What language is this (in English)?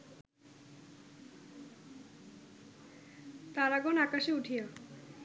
Bangla